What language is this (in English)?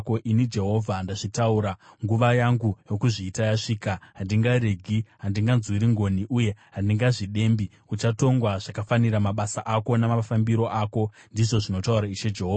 Shona